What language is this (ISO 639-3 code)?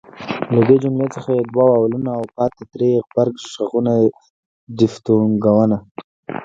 pus